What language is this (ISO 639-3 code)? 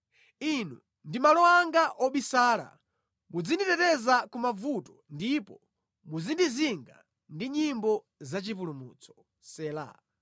nya